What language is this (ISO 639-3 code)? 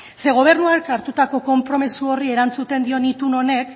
eus